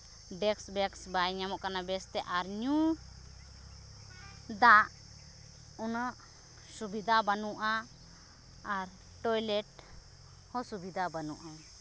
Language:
Santali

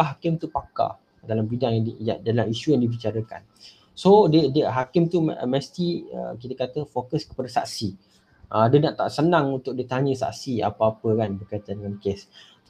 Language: Malay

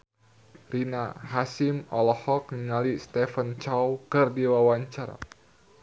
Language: Sundanese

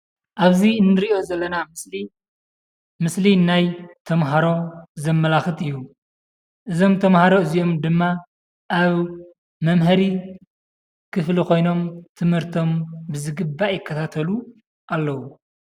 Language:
Tigrinya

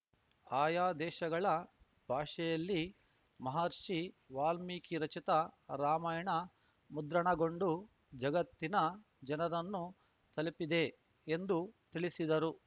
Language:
Kannada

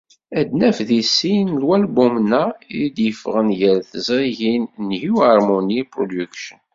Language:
Kabyle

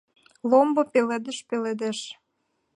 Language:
Mari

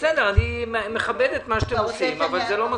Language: Hebrew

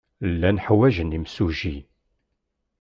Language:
Kabyle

